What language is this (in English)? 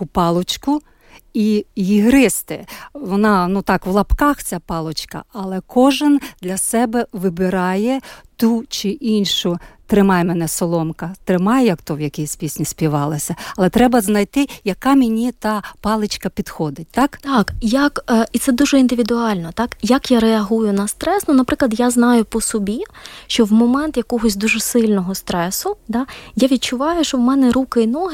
Ukrainian